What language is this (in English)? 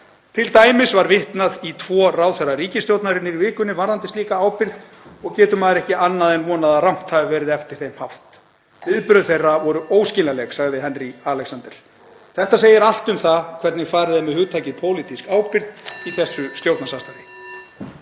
Icelandic